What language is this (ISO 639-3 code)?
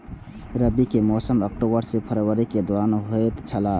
mai